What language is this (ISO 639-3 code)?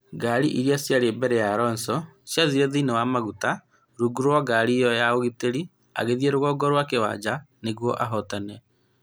kik